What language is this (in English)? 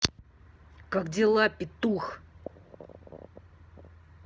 Russian